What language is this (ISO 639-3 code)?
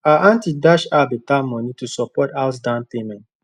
pcm